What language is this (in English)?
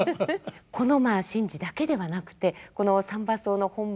Japanese